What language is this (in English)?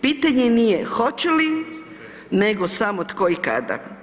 Croatian